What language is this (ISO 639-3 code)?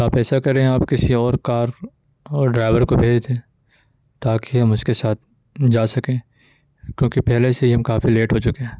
urd